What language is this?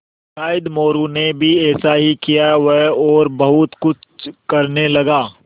Hindi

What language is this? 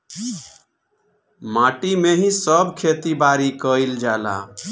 Bhojpuri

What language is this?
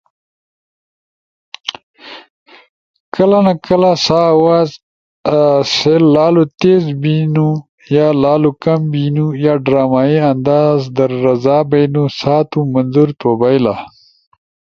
Ushojo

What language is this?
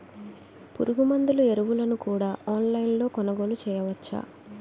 Telugu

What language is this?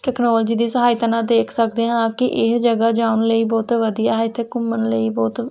Punjabi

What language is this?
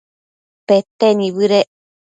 Matsés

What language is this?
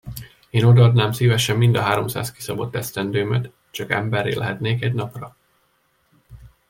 Hungarian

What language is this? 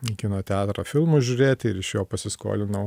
Lithuanian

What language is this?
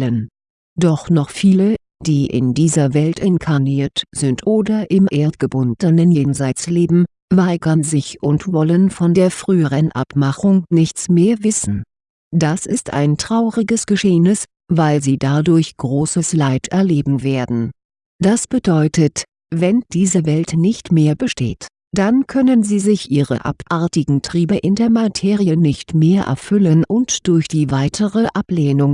German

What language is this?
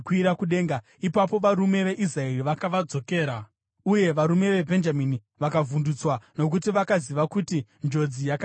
Shona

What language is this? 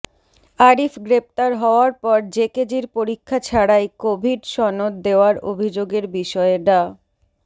Bangla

